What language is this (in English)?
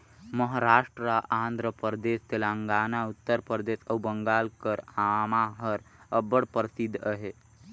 Chhattisgarhi